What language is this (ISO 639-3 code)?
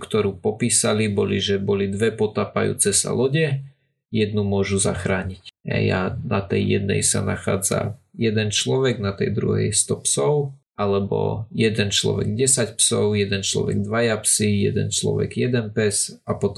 slk